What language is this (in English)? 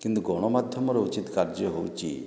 Odia